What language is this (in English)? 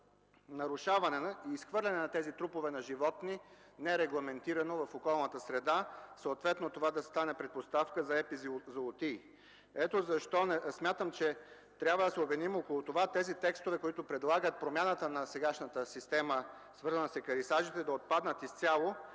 Bulgarian